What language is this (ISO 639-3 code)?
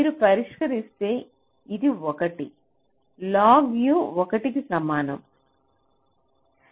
tel